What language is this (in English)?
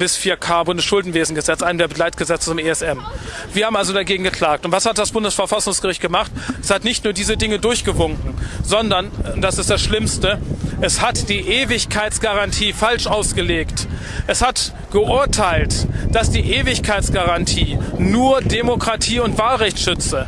German